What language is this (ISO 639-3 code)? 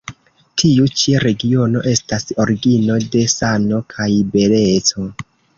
epo